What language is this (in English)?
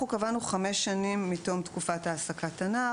Hebrew